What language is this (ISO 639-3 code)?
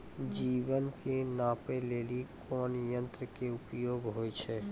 mai